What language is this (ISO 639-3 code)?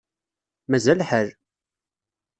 kab